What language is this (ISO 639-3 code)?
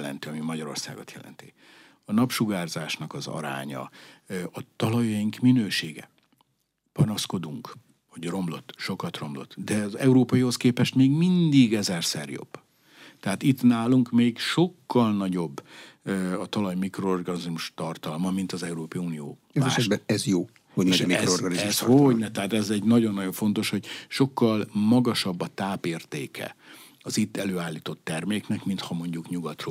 hun